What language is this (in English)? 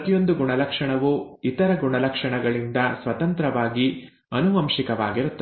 Kannada